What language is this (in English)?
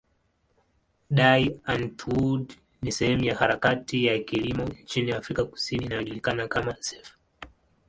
Swahili